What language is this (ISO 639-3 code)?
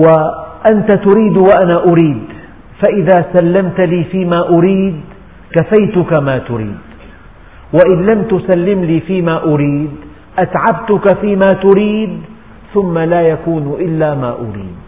ara